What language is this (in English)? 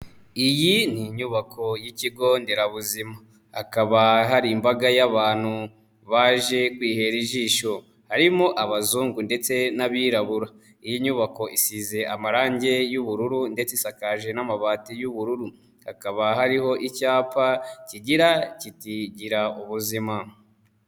Kinyarwanda